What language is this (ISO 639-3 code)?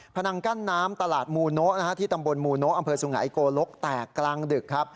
tha